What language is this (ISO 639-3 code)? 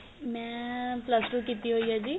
pan